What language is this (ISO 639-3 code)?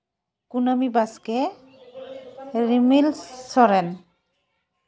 sat